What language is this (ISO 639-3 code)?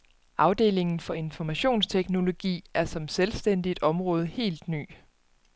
dan